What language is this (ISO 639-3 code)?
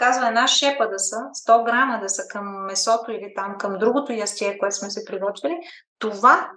bul